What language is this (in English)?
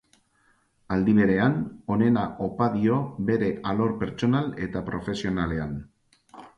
Basque